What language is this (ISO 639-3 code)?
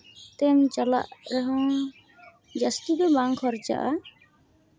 sat